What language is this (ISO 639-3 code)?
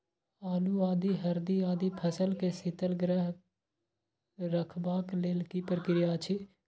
mai